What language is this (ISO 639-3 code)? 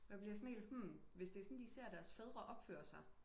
dan